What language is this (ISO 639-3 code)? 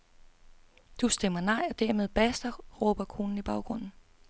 dan